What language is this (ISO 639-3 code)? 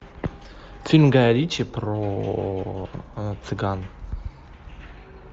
rus